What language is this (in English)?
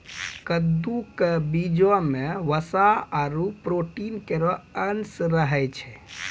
Maithili